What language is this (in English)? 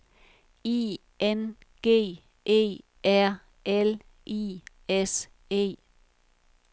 Danish